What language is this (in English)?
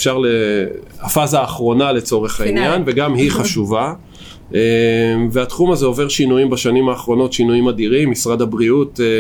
Hebrew